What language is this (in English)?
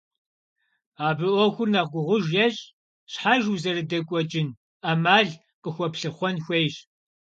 Kabardian